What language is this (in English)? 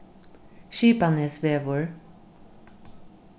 Faroese